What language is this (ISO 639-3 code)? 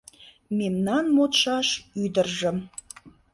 chm